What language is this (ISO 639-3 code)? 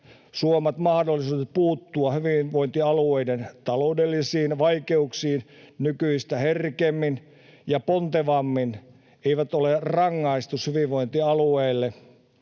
fin